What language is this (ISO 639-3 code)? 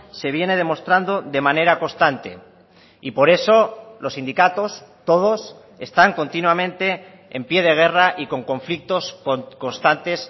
spa